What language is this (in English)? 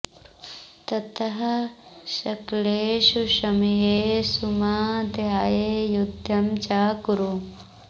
Sanskrit